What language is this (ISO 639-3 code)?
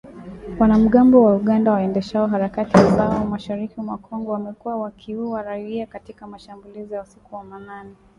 swa